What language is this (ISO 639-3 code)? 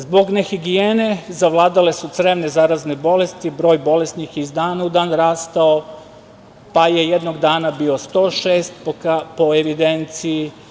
srp